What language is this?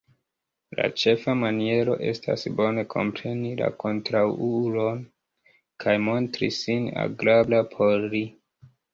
Esperanto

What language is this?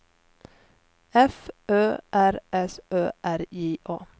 Swedish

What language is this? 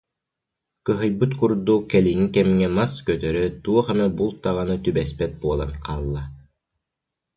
Yakut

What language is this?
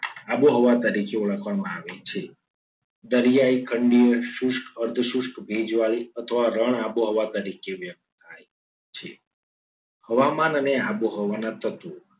Gujarati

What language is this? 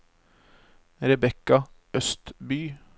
Norwegian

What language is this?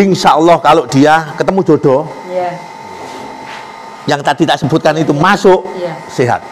Indonesian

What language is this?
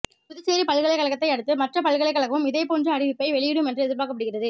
Tamil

